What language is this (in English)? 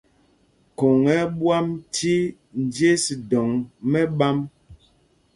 Mpumpong